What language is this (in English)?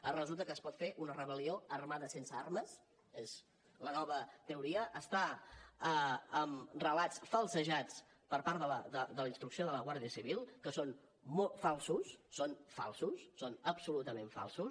Catalan